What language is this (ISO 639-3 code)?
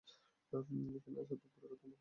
ben